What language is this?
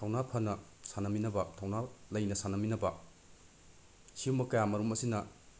Manipuri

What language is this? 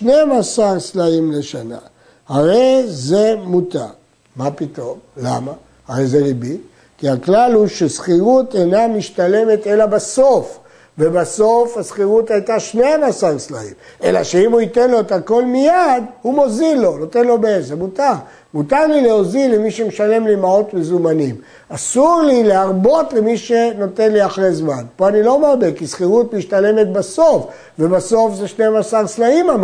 Hebrew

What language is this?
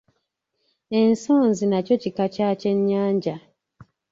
Ganda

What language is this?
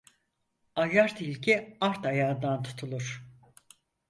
Turkish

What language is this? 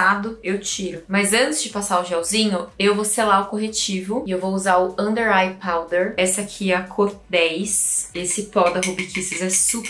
Portuguese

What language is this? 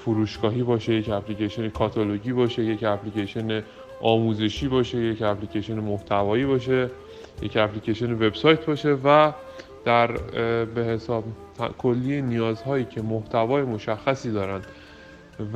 Persian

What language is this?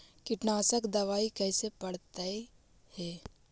Magahi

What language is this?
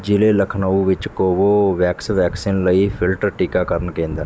Punjabi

